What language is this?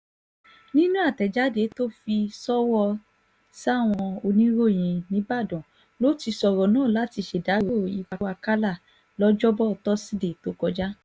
Yoruba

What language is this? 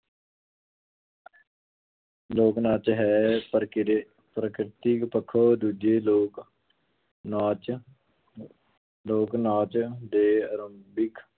Punjabi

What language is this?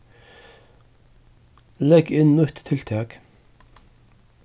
Faroese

